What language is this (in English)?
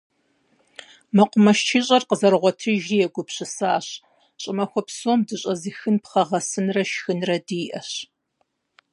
Kabardian